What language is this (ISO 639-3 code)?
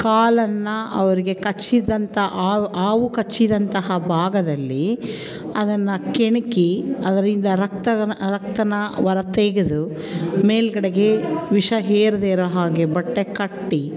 kan